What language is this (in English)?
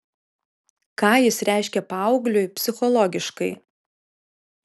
Lithuanian